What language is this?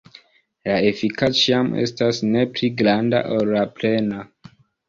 Esperanto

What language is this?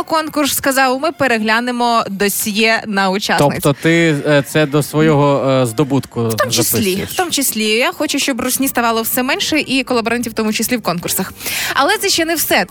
Ukrainian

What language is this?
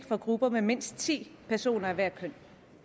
Danish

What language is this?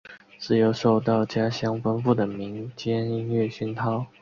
Chinese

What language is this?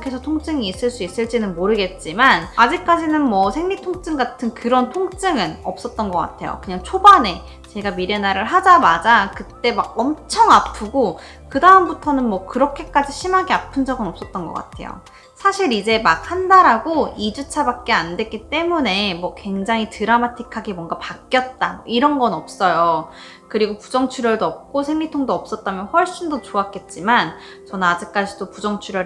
Korean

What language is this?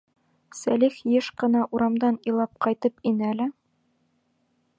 Bashkir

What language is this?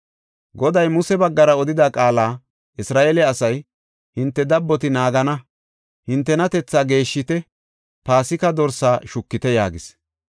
Gofa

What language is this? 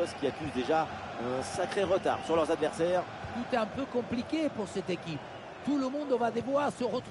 French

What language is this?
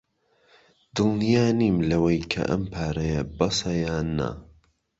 Central Kurdish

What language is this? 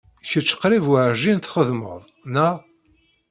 Kabyle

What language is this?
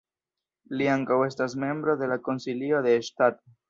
Esperanto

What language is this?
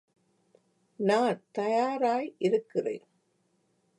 Tamil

